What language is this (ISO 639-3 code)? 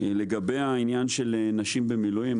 heb